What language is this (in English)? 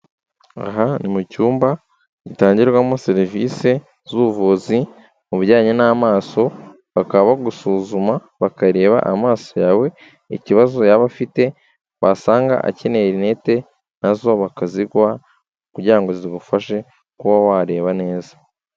Kinyarwanda